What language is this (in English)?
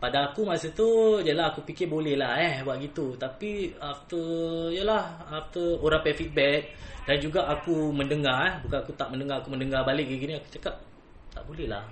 Malay